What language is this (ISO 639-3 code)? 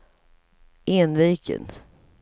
swe